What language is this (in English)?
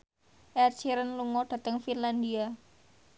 Javanese